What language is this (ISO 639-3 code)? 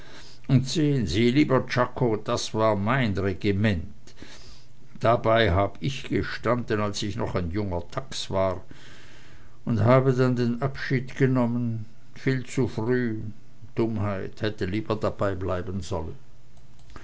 deu